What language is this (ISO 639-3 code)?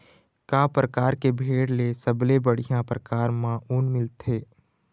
hne